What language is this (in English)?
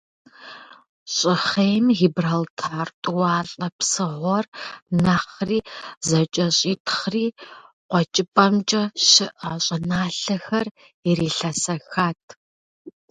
Kabardian